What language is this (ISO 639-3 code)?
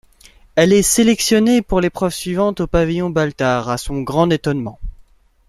fra